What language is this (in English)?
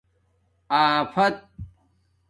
Domaaki